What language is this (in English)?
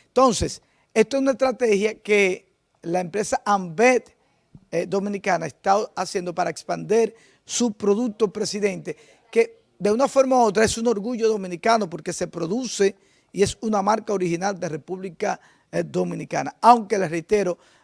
Spanish